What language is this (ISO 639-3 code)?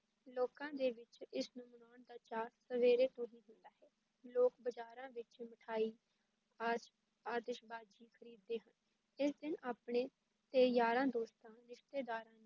pan